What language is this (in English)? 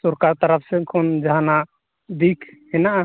Santali